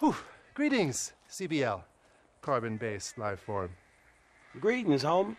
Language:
English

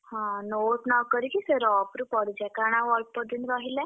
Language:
Odia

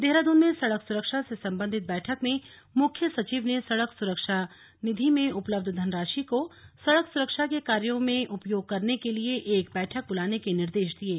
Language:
Hindi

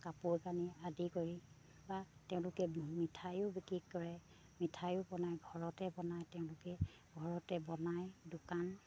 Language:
Assamese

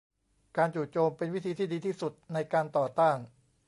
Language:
Thai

